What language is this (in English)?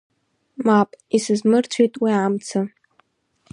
Abkhazian